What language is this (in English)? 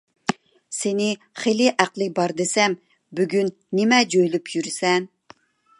Uyghur